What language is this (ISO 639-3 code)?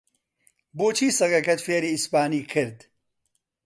ckb